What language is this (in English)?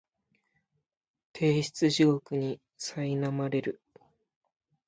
Japanese